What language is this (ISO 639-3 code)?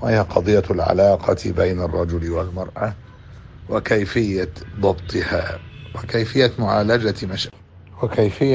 ara